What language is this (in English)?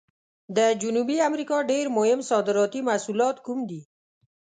Pashto